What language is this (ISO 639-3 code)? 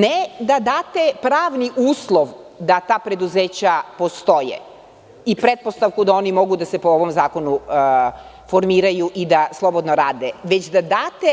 srp